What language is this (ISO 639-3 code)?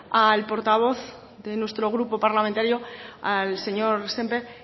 spa